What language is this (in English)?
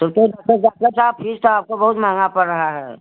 Hindi